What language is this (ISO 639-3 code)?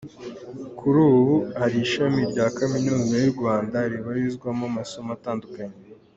kin